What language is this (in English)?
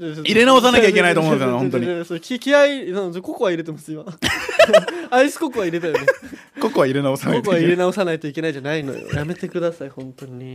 Japanese